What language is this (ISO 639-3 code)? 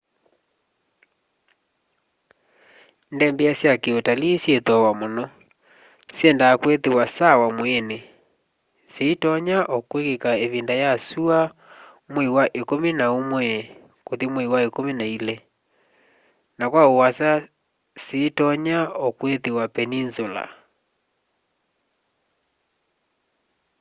kam